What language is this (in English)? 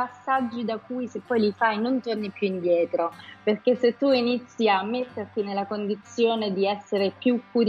Italian